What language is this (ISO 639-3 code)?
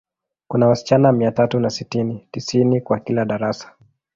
swa